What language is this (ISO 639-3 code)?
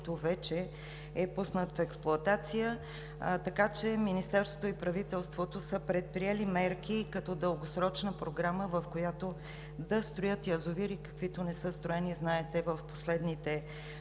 bul